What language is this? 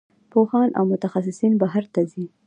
Pashto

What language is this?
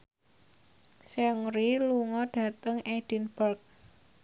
Javanese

